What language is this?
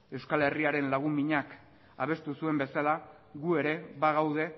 Basque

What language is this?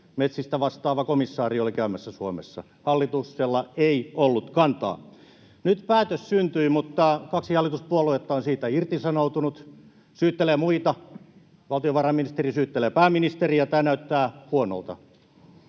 Finnish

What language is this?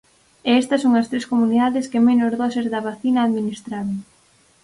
Galician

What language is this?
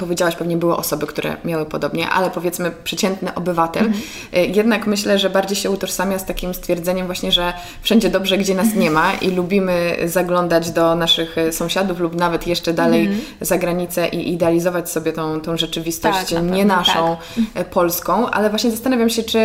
Polish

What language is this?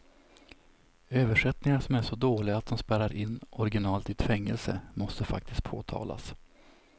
Swedish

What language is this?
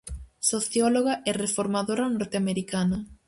Galician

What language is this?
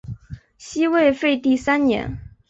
Chinese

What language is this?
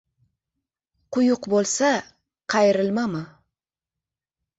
Uzbek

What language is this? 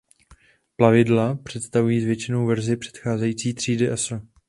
Czech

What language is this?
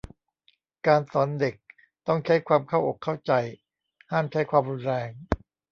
Thai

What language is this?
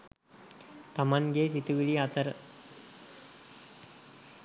Sinhala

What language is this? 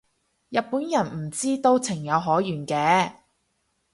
Cantonese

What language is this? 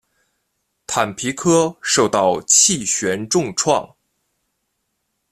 Chinese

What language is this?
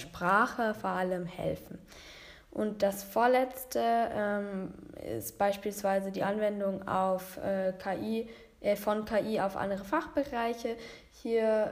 German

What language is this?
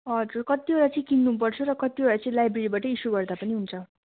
Nepali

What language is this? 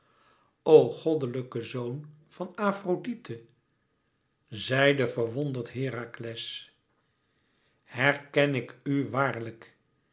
Dutch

